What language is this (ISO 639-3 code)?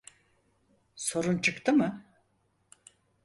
tur